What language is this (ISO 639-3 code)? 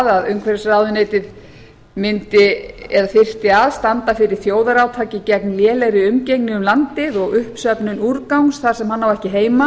isl